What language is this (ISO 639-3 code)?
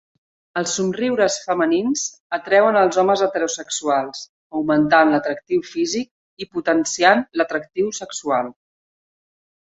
cat